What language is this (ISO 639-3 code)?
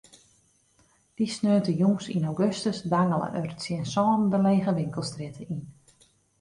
fry